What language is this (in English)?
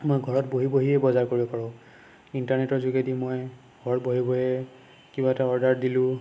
Assamese